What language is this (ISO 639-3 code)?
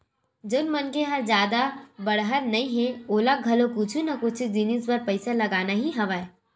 hne